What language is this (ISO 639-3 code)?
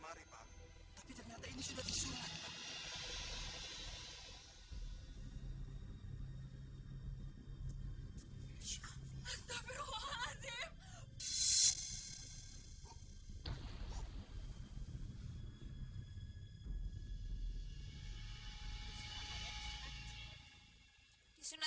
ind